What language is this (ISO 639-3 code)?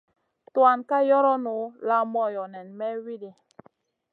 mcn